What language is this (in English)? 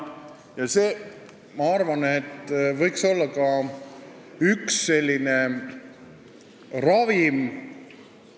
Estonian